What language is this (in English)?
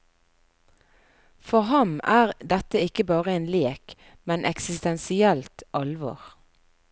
Norwegian